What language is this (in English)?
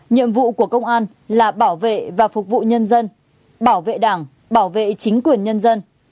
Vietnamese